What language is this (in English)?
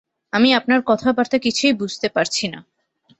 Bangla